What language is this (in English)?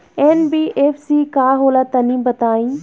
Bhojpuri